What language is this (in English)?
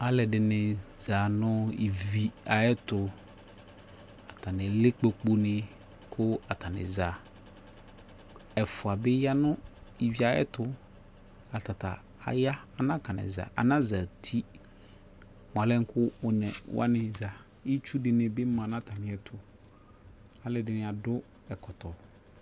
Ikposo